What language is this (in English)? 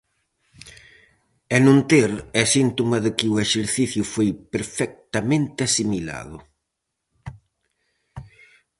Galician